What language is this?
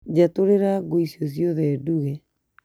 Kikuyu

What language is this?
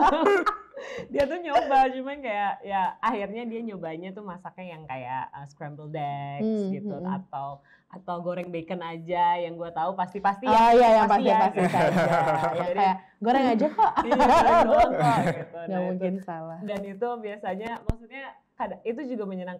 Indonesian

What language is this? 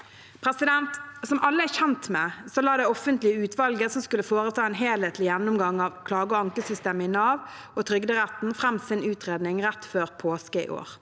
Norwegian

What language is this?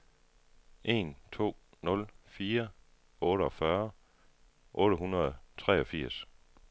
Danish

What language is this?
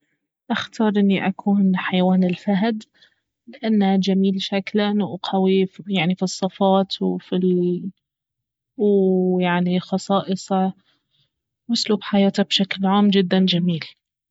Baharna Arabic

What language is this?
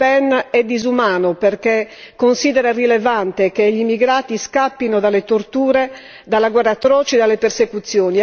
Italian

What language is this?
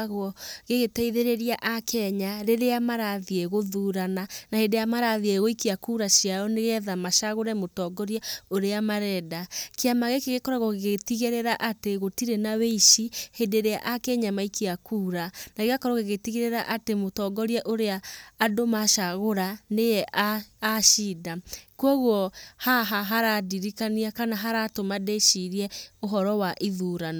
Kikuyu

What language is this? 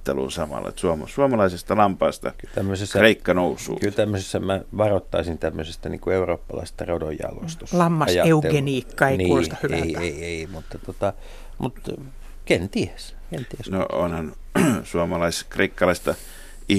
Finnish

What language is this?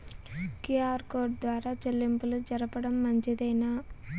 Telugu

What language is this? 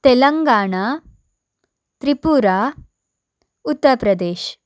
Kannada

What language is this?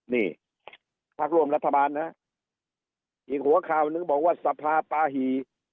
Thai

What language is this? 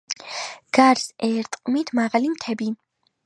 Georgian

